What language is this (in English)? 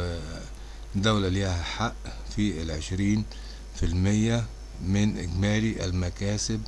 Arabic